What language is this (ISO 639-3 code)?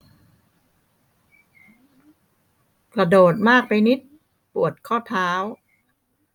tha